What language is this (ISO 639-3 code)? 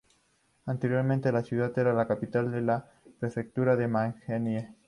spa